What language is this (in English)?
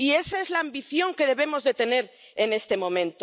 Spanish